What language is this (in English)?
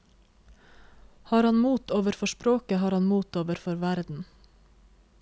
Norwegian